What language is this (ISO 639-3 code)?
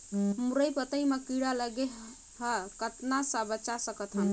hne